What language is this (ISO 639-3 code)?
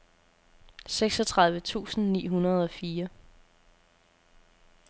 dan